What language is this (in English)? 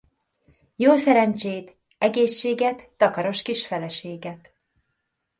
Hungarian